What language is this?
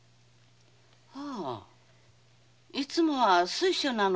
Japanese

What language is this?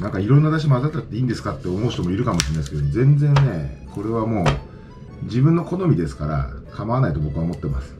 Japanese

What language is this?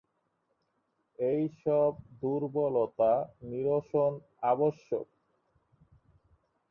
Bangla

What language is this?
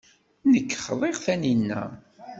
Kabyle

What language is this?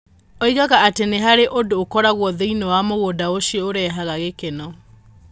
Kikuyu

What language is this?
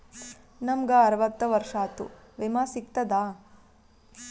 Kannada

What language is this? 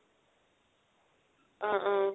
Assamese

